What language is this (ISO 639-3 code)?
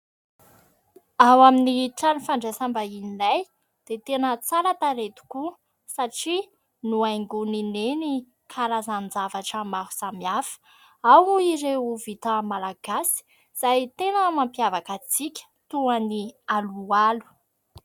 mlg